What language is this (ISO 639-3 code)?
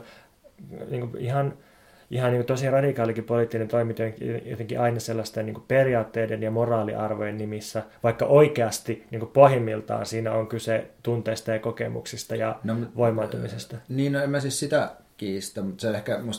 fin